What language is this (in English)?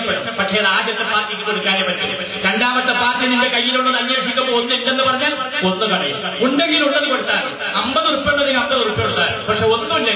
Indonesian